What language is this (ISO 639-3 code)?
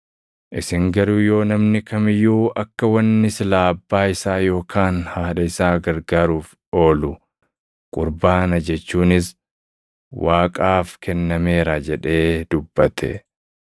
orm